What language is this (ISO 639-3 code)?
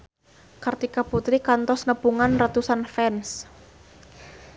sun